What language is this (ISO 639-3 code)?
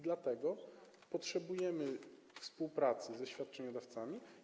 pol